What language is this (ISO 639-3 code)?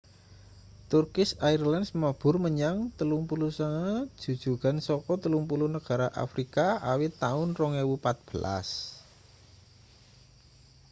jav